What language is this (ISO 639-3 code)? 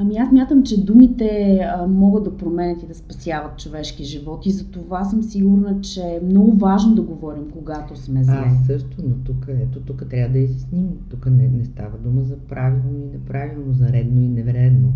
bul